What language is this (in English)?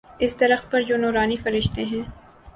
Urdu